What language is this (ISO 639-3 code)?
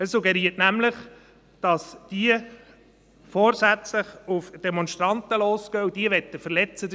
gsw